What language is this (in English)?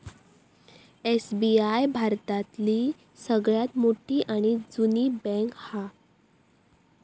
Marathi